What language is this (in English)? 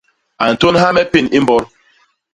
Basaa